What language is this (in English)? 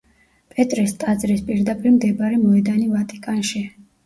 Georgian